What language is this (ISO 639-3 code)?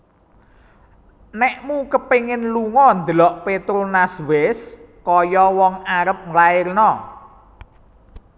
jav